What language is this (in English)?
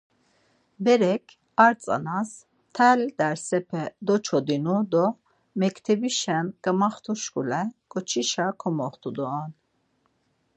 Laz